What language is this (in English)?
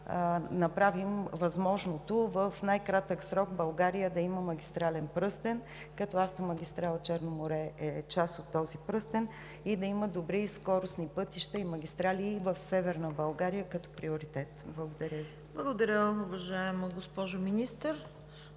Bulgarian